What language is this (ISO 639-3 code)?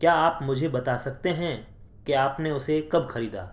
urd